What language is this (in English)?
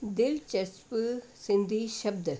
Sindhi